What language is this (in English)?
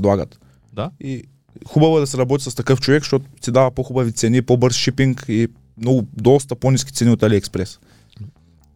Bulgarian